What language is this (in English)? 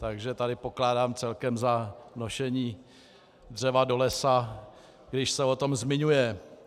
Czech